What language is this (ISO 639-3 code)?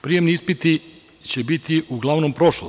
srp